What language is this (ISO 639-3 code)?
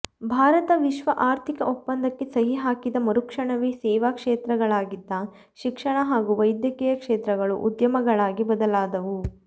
kan